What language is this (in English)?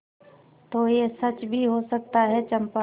Hindi